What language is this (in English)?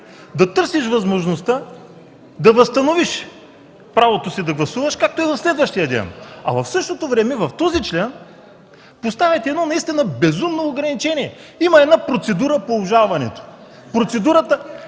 Bulgarian